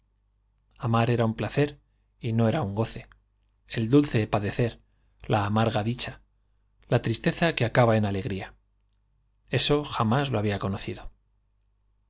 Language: Spanish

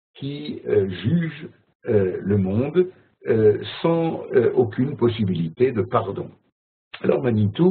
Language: French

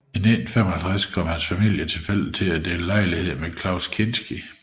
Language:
Danish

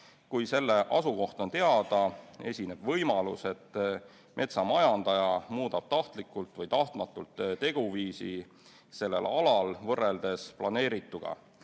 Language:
Estonian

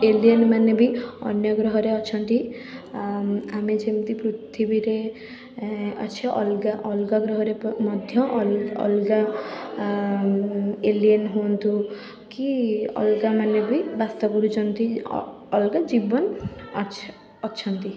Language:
Odia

